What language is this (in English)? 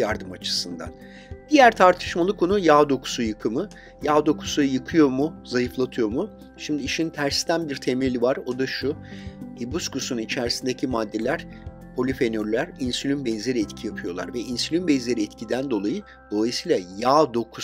Turkish